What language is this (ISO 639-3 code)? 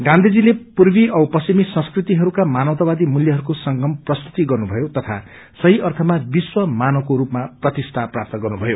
nep